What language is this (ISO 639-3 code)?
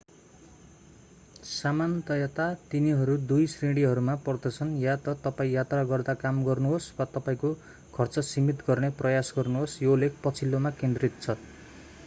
nep